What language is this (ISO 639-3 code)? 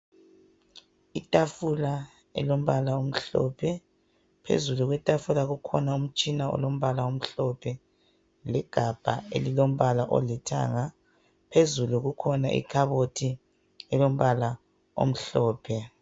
nde